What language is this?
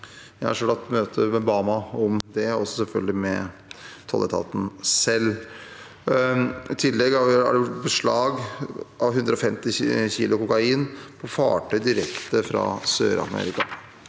Norwegian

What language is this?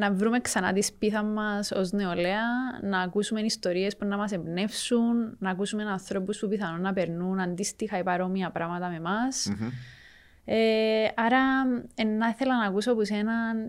Greek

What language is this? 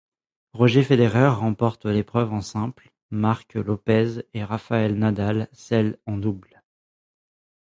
French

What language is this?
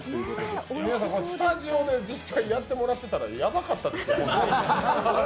Japanese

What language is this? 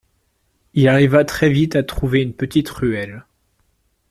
French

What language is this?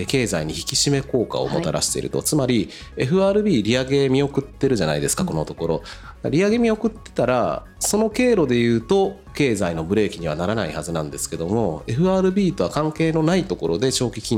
Japanese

